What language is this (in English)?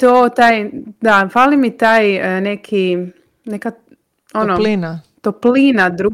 Croatian